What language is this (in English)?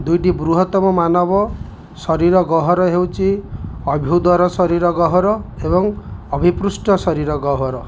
Odia